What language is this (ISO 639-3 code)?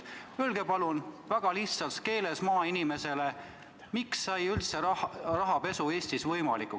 est